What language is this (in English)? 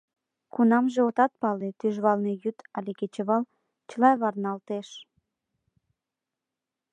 Mari